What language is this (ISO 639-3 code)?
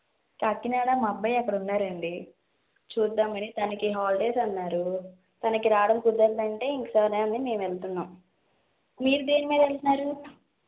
tel